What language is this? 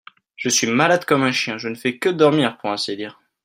French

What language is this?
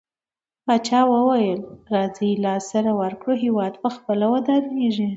Pashto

